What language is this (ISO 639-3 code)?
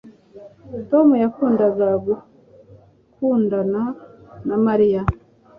kin